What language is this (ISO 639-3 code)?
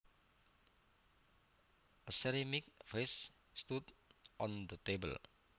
jav